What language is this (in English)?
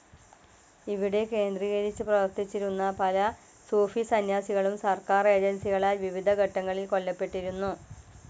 Malayalam